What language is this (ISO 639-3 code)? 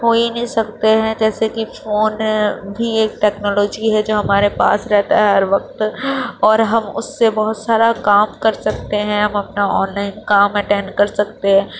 urd